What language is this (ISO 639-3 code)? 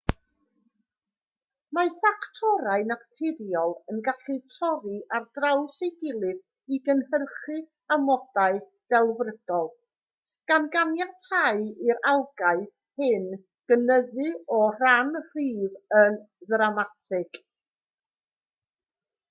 cym